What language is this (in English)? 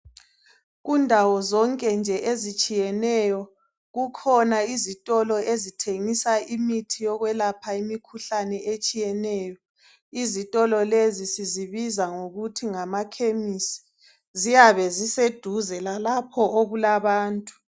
North Ndebele